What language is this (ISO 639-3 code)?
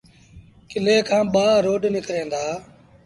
sbn